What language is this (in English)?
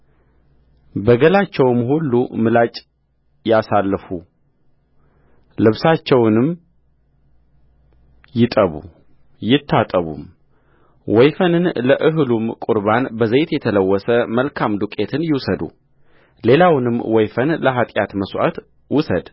Amharic